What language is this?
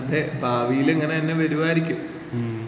Malayalam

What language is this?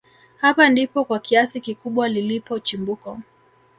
Swahili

